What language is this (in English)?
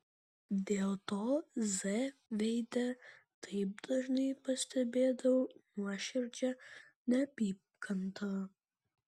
Lithuanian